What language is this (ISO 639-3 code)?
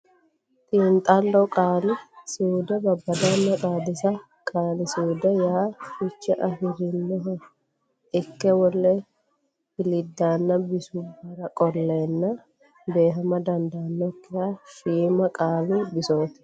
sid